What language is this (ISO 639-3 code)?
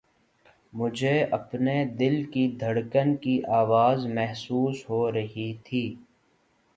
urd